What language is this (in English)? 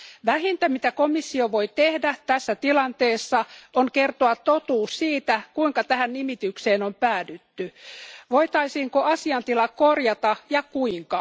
Finnish